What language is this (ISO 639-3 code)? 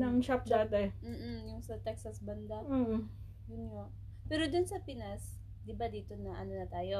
fil